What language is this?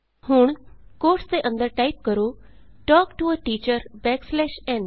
Punjabi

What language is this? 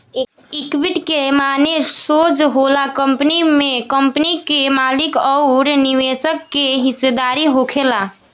Bhojpuri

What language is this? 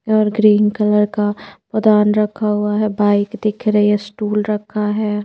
Hindi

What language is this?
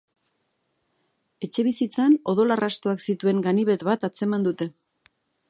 Basque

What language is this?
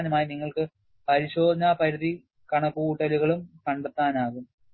Malayalam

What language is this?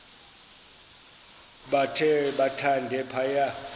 Xhosa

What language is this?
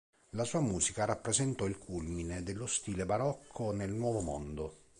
Italian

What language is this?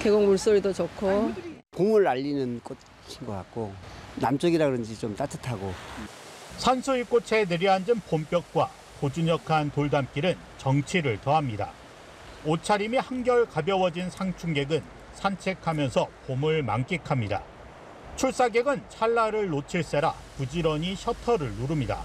Korean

